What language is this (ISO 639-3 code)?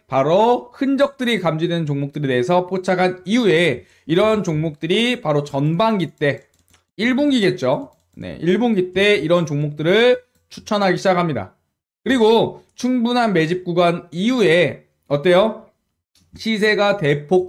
kor